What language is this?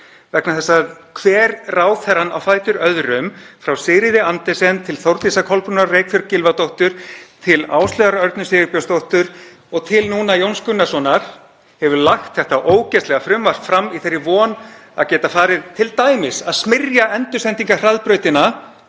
Icelandic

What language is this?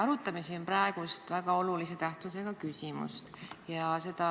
Estonian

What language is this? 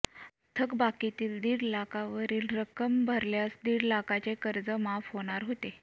Marathi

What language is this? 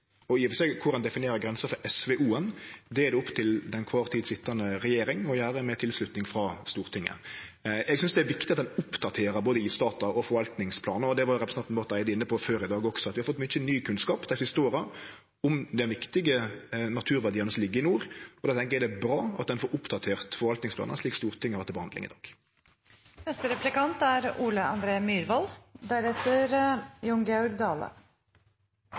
Norwegian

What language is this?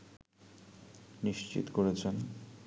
Bangla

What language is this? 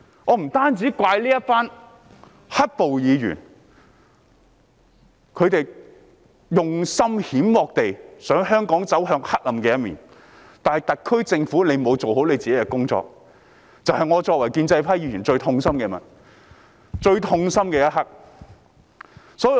Cantonese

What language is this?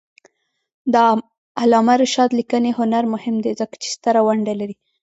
Pashto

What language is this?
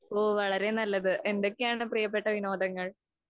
Malayalam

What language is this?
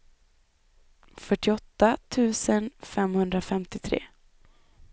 Swedish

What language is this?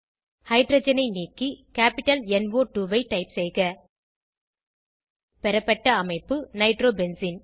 Tamil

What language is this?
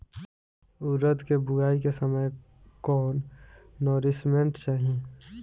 Bhojpuri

